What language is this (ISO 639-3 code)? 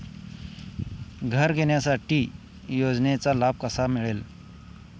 mar